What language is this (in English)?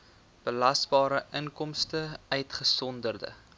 Afrikaans